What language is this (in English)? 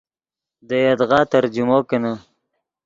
Yidgha